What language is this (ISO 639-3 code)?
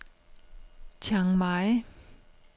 dan